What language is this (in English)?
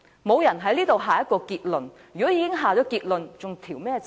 Cantonese